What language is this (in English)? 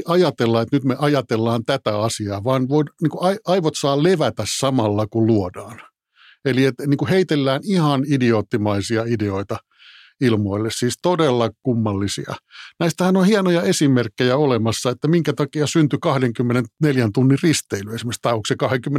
Finnish